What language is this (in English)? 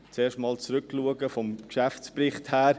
Swiss German